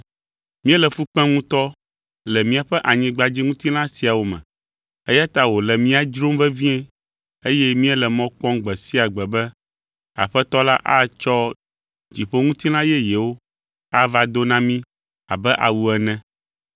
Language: Ewe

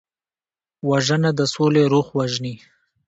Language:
Pashto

